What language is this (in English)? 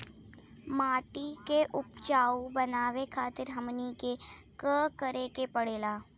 Bhojpuri